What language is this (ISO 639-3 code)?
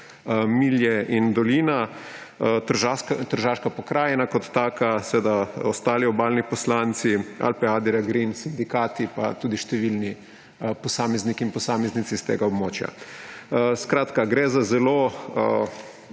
slv